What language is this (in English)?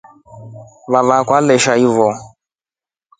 Rombo